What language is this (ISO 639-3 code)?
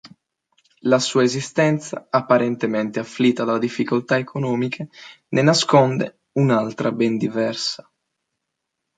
ita